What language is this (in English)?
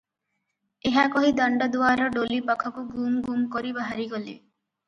Odia